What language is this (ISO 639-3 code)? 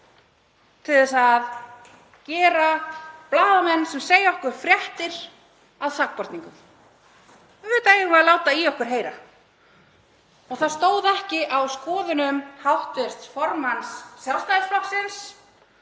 isl